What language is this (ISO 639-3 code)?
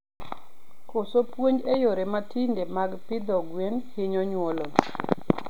luo